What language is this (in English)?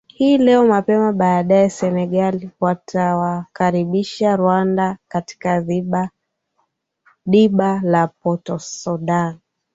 Swahili